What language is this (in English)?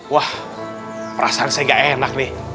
Indonesian